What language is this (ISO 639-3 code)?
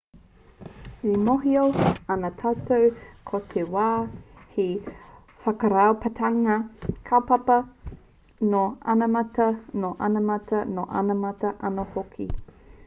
mri